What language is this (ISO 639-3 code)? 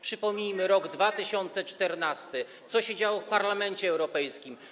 pol